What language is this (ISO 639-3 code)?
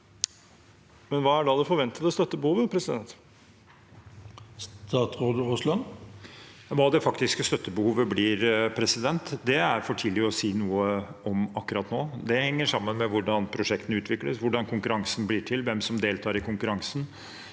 nor